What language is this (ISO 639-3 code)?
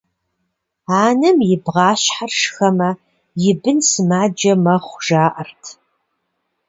kbd